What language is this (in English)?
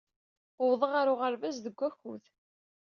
Kabyle